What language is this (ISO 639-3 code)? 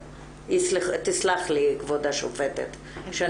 heb